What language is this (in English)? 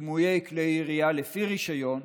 Hebrew